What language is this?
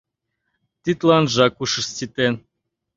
Mari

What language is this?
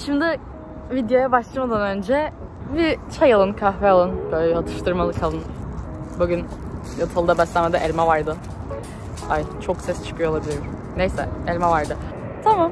Turkish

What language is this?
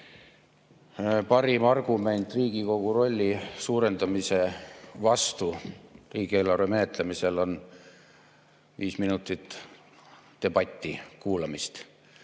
Estonian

